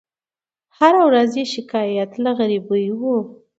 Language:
Pashto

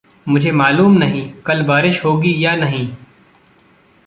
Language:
Hindi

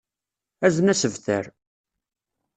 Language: Kabyle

